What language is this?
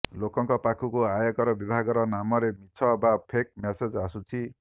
Odia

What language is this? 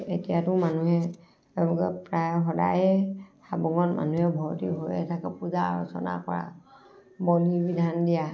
Assamese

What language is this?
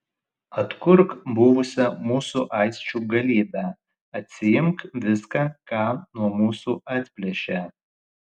Lithuanian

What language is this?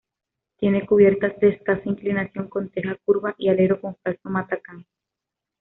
Spanish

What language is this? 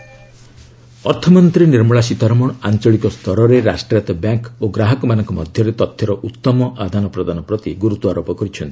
Odia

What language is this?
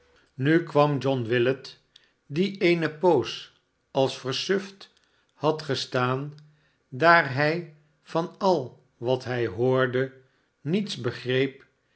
Dutch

